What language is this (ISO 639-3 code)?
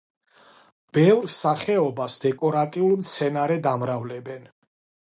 kat